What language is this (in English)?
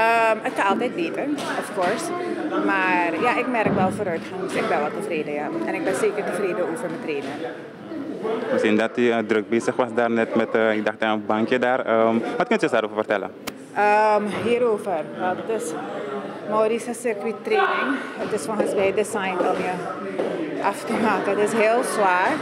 Dutch